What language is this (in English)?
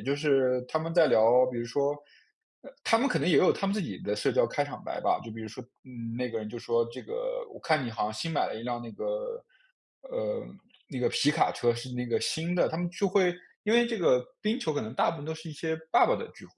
Chinese